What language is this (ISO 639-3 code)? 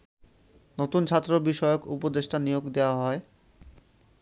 ben